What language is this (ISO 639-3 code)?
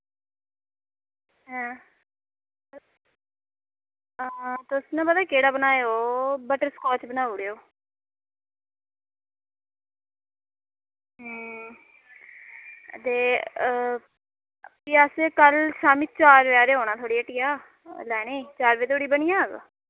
doi